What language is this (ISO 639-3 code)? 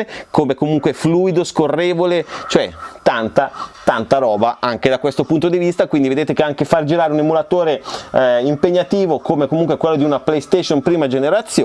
ita